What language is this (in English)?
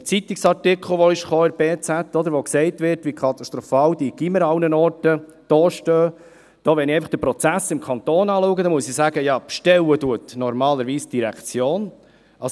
Swiss German